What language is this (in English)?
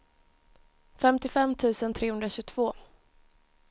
Swedish